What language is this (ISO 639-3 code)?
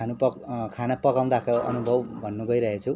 nep